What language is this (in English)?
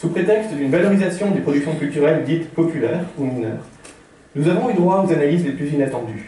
French